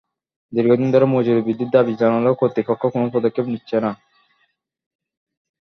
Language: Bangla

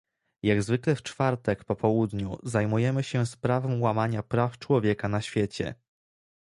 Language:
Polish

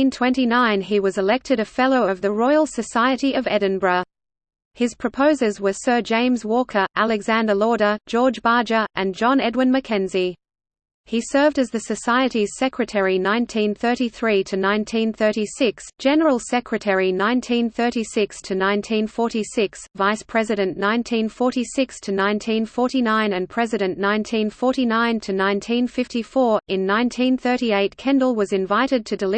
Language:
English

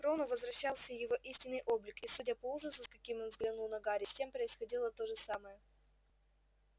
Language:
Russian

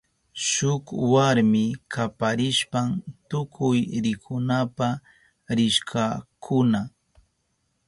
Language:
Southern Pastaza Quechua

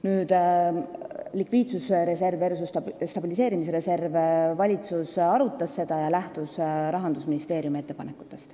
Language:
Estonian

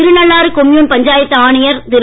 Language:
Tamil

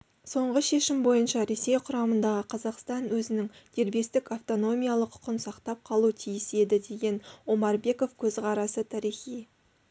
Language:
Kazakh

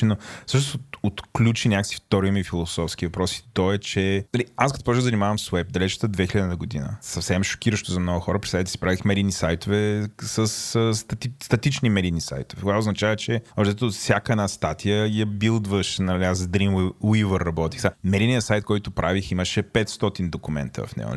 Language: Bulgarian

